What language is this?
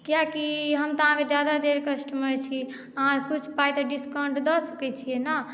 Maithili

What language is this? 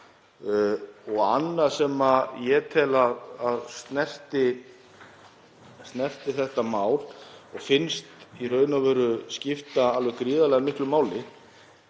Icelandic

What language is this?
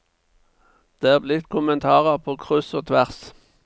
Norwegian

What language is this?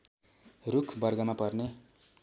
Nepali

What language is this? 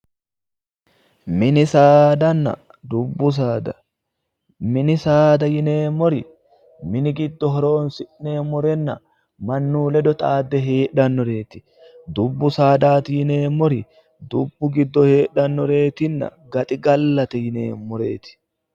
Sidamo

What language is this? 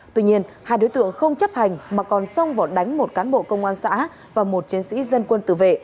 Vietnamese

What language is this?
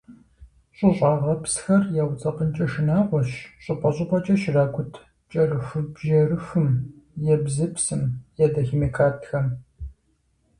Kabardian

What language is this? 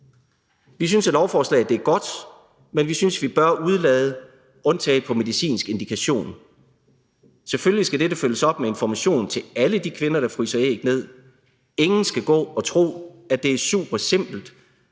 Danish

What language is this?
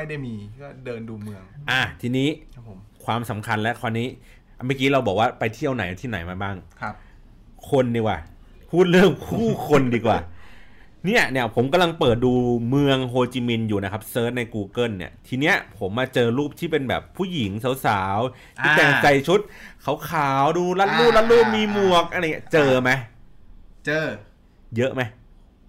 Thai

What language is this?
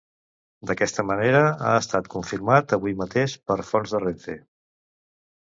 Catalan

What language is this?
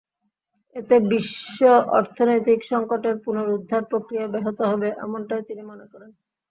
Bangla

